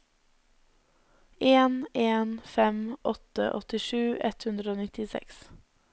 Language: Norwegian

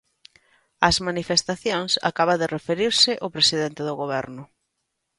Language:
Galician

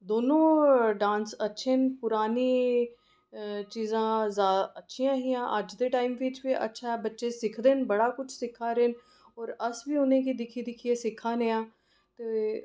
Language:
Dogri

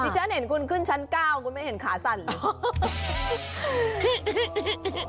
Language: Thai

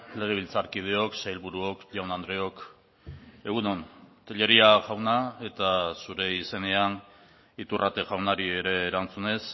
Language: Basque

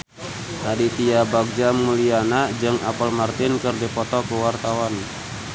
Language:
Sundanese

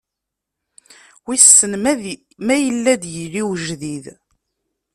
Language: Kabyle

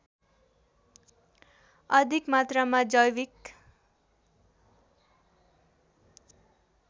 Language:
Nepali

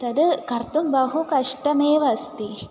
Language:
Sanskrit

